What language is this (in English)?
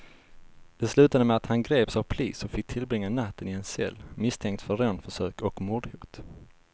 Swedish